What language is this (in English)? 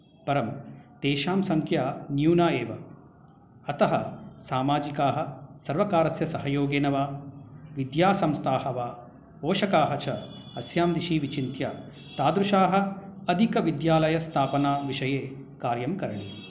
Sanskrit